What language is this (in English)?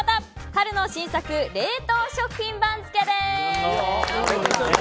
Japanese